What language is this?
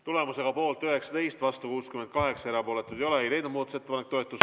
Estonian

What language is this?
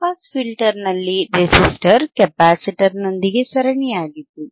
Kannada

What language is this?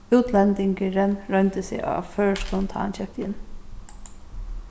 Faroese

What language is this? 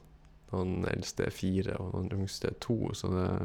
Norwegian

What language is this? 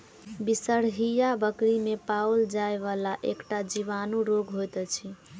Maithili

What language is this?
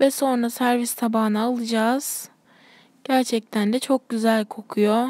Turkish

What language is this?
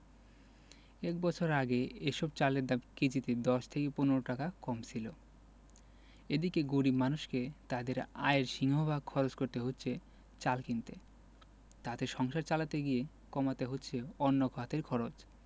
Bangla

